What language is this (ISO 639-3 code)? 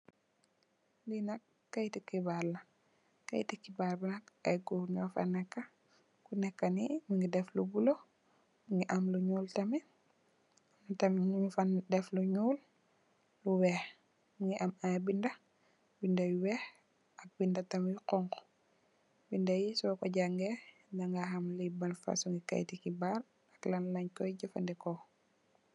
wol